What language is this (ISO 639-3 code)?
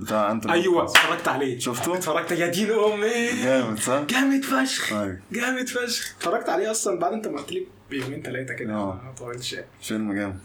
ara